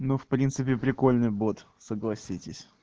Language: Russian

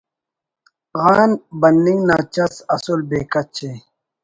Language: Brahui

